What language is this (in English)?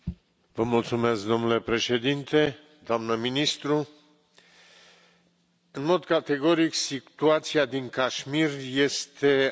Romanian